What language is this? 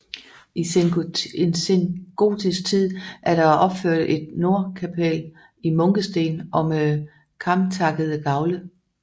Danish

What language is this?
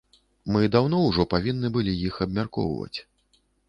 Belarusian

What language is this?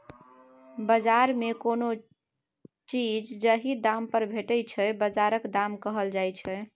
Maithili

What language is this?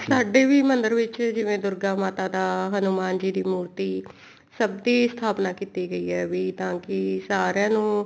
Punjabi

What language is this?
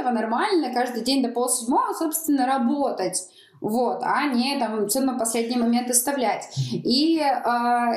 Russian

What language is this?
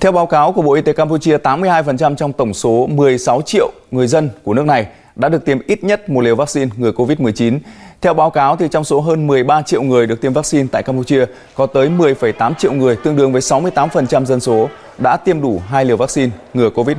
Vietnamese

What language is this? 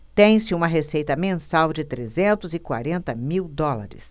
Portuguese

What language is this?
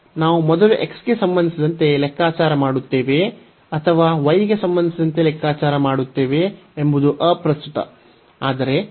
Kannada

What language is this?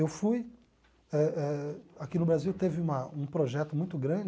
Portuguese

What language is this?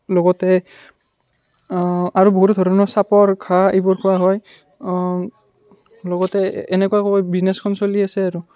Assamese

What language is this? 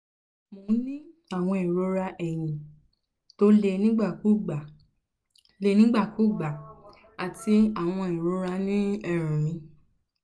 Yoruba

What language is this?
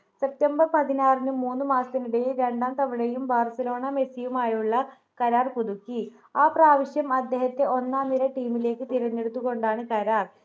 Malayalam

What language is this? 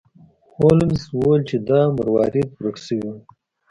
Pashto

